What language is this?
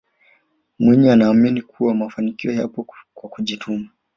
Swahili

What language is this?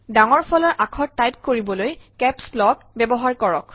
Assamese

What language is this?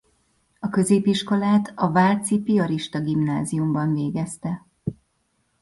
Hungarian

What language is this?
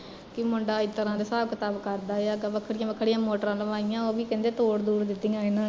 Punjabi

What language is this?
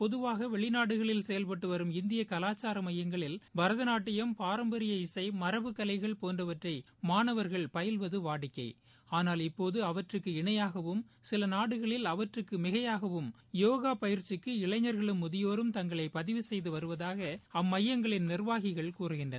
Tamil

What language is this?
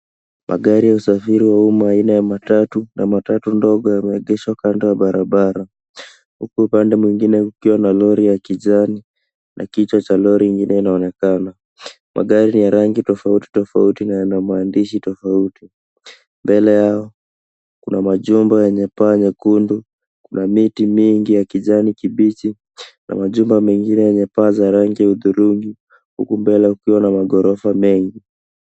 Swahili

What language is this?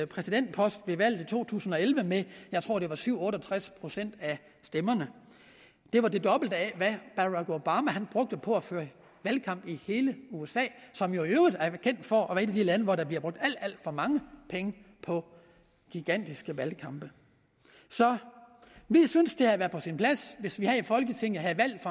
Danish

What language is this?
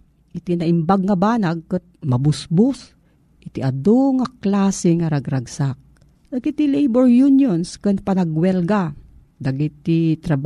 Filipino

